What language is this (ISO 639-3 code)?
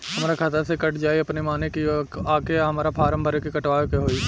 bho